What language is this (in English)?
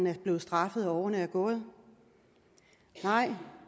Danish